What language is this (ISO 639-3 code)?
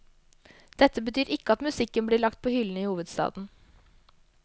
nor